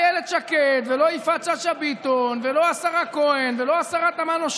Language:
Hebrew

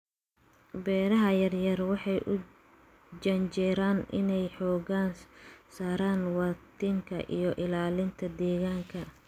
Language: Somali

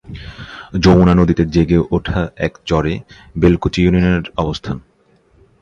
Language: Bangla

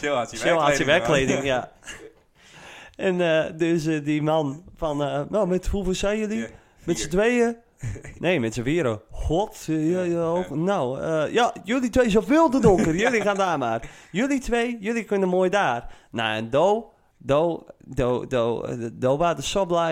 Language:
Dutch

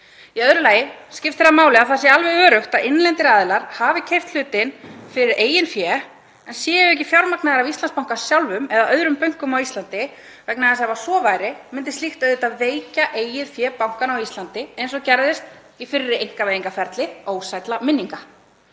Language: Icelandic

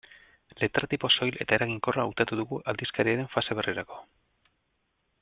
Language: Basque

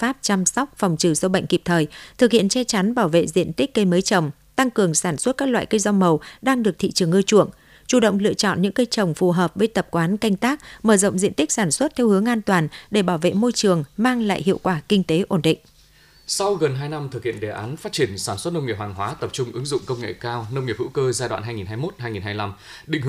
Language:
Vietnamese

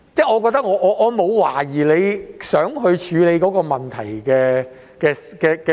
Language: Cantonese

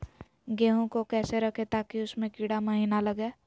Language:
Magahi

